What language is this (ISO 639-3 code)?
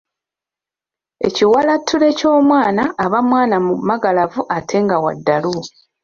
lug